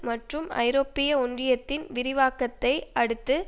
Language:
Tamil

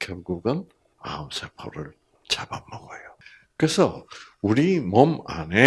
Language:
Korean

